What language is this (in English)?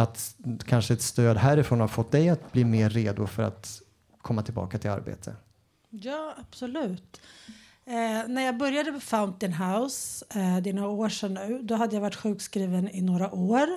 Swedish